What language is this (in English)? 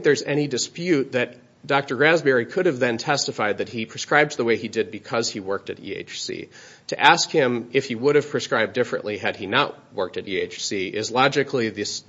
English